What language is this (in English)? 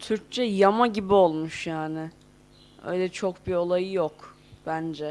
Turkish